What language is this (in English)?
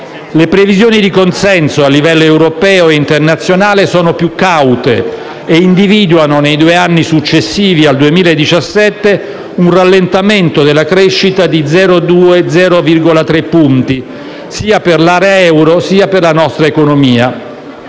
Italian